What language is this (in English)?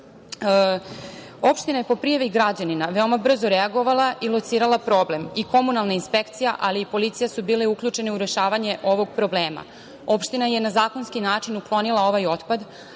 Serbian